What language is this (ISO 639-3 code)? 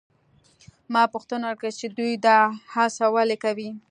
pus